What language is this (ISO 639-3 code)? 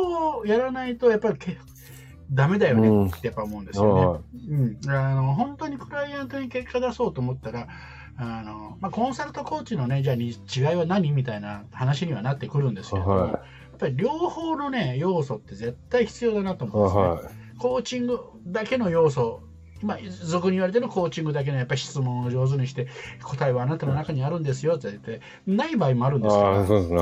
jpn